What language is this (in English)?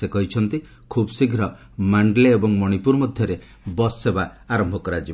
Odia